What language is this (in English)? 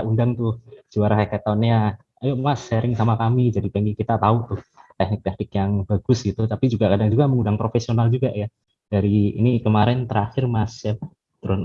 Indonesian